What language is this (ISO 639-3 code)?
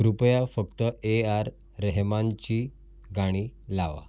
mar